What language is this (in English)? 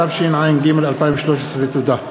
Hebrew